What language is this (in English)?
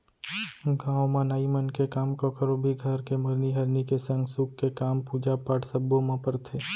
Chhattisgarhi